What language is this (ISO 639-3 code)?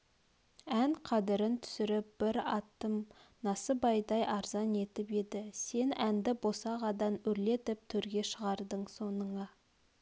kaz